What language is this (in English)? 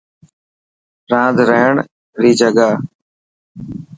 Dhatki